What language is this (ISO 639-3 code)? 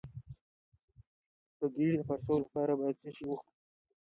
pus